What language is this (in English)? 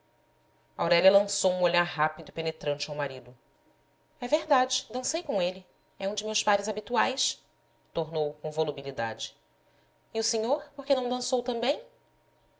Portuguese